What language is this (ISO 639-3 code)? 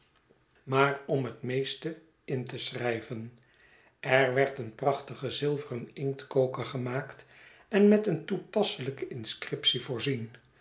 nld